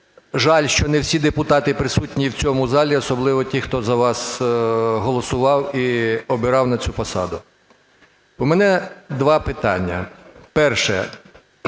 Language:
Ukrainian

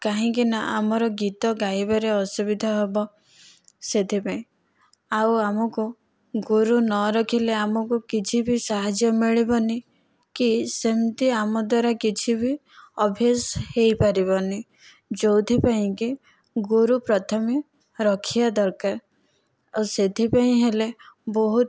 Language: Odia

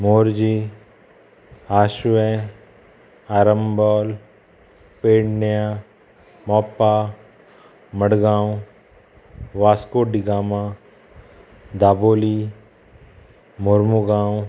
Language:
Konkani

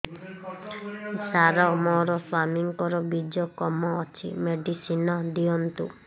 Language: Odia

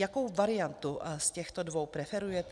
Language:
Czech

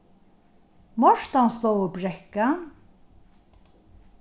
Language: Faroese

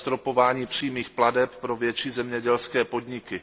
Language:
Czech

